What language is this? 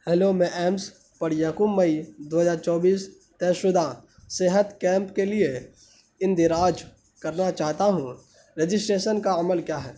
Urdu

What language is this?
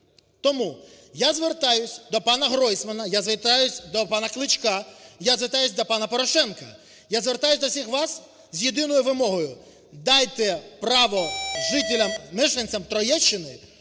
Ukrainian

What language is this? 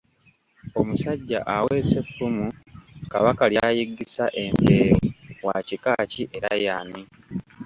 Ganda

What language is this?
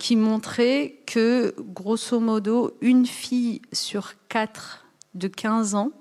French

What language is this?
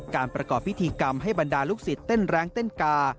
Thai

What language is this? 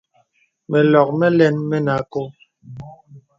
Bebele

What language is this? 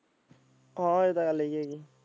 Punjabi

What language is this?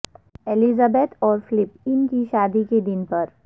Urdu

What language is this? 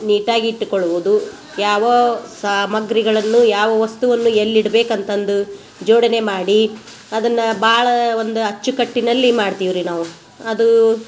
Kannada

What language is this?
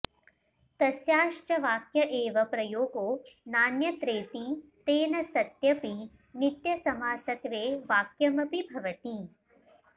Sanskrit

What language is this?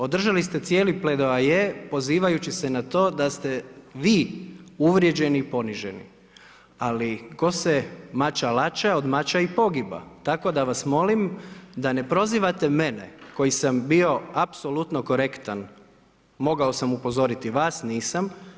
Croatian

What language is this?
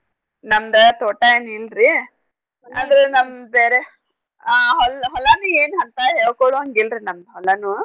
Kannada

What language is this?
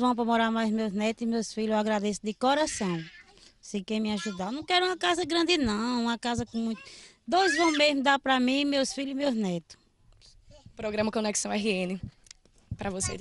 Portuguese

